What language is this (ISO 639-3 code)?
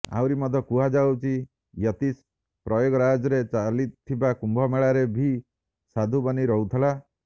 ori